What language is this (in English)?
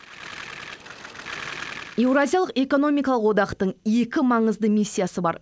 Kazakh